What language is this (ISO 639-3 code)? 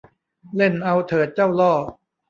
tha